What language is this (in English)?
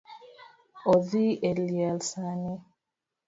Luo (Kenya and Tanzania)